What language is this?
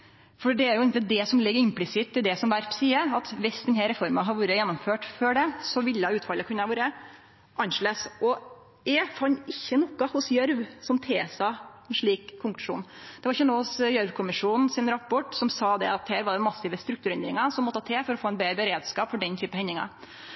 Norwegian Nynorsk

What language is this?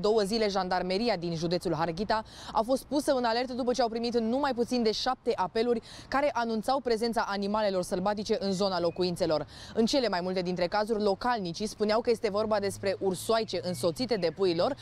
Romanian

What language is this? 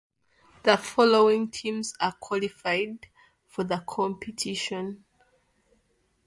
English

